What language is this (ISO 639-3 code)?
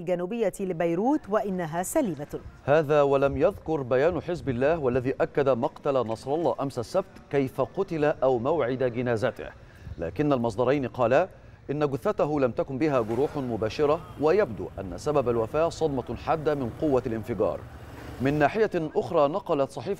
ara